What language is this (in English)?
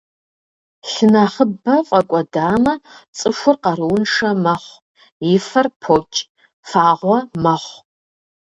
Kabardian